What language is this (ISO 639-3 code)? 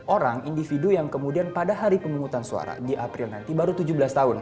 ind